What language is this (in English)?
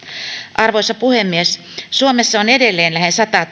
Finnish